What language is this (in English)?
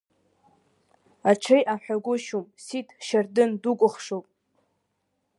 Abkhazian